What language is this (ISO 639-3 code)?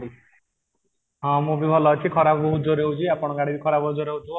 ori